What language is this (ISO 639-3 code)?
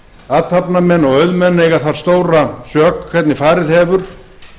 isl